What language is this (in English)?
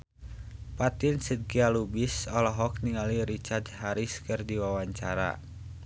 Sundanese